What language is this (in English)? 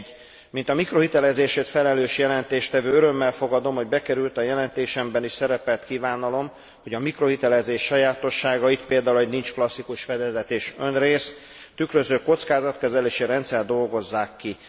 Hungarian